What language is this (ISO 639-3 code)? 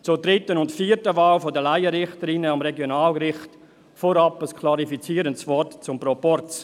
gsw